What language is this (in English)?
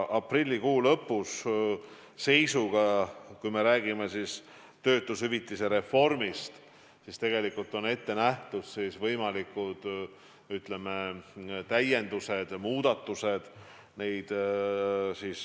Estonian